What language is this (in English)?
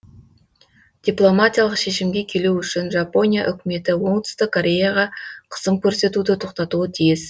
Kazakh